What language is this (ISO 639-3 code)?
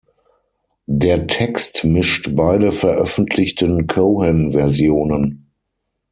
deu